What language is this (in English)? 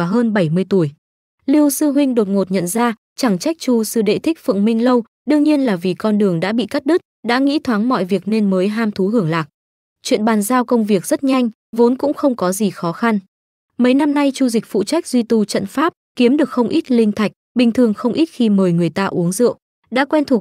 Vietnamese